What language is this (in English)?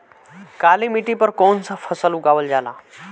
Bhojpuri